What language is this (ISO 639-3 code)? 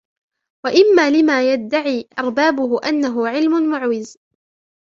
ara